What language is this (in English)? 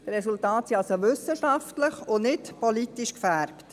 Swiss German